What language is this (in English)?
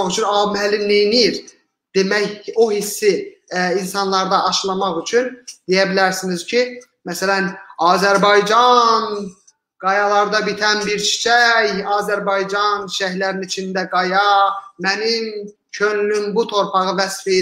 Turkish